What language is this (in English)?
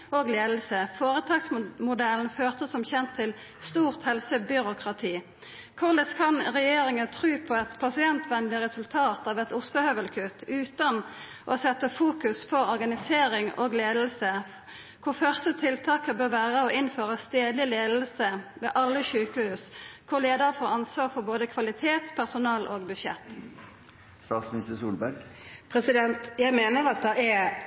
Norwegian